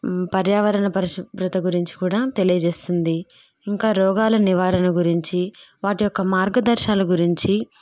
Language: Telugu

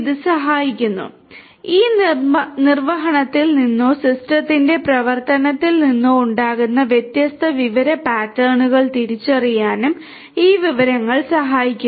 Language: Malayalam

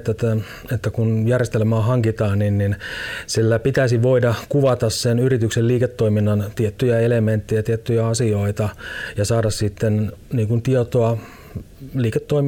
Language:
Finnish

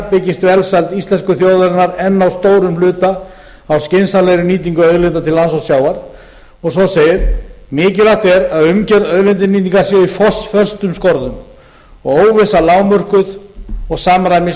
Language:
Icelandic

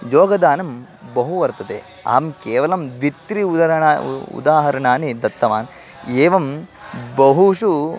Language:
Sanskrit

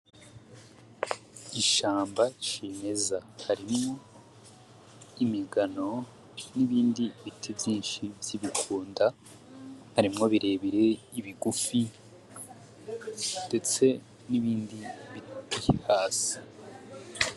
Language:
Rundi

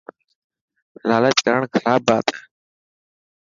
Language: Dhatki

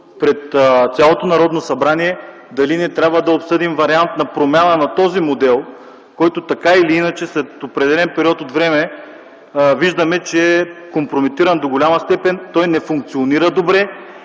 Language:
Bulgarian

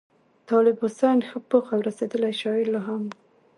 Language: Pashto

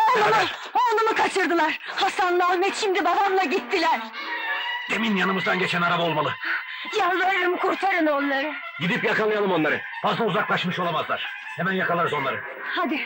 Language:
Turkish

